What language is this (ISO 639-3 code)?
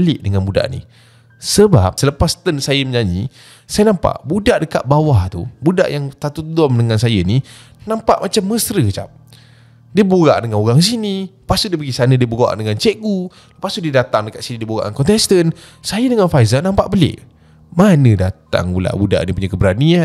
msa